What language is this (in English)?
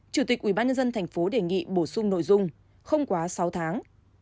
Vietnamese